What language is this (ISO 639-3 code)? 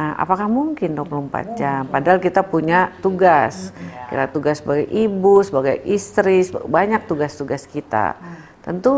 ind